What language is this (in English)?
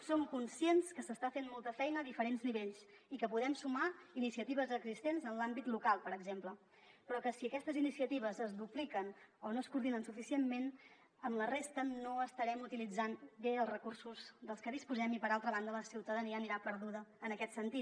Catalan